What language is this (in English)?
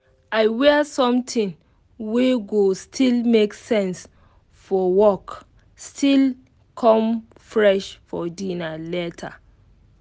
Nigerian Pidgin